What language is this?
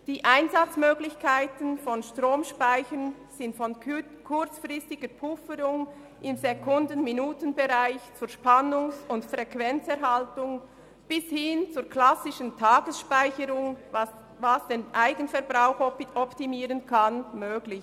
Swiss German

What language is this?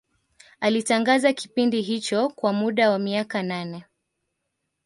Swahili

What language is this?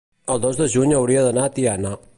Catalan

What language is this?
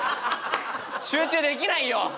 Japanese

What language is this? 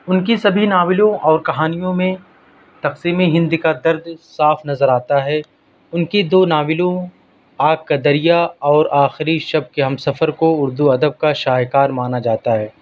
Urdu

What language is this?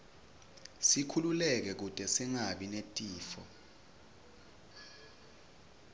Swati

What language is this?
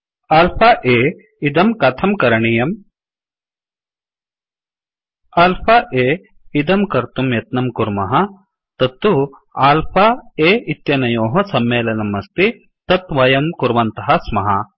Sanskrit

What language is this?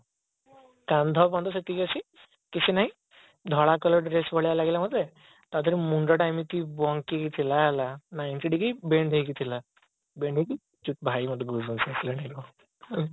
Odia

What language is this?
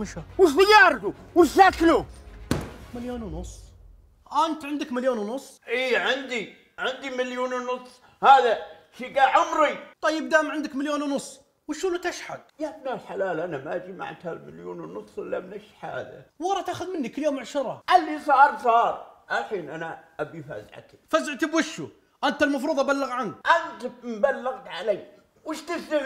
Arabic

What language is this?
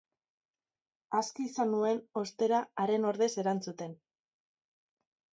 Basque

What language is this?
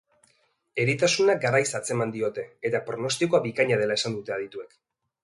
Basque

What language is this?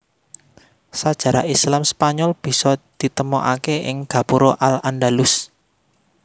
Javanese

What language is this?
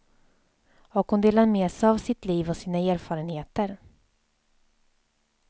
Swedish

